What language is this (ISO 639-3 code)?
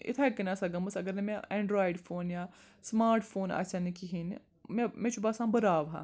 kas